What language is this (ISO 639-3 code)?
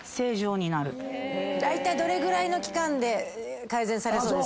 jpn